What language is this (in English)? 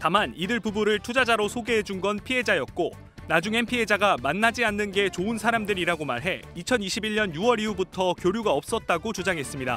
Korean